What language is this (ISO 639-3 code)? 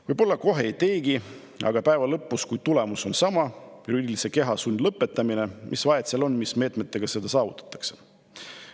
est